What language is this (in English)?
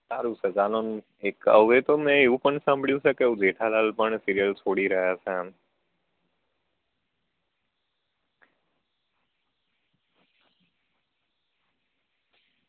Gujarati